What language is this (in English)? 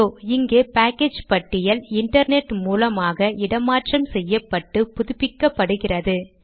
Tamil